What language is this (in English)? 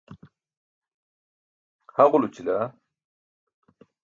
Burushaski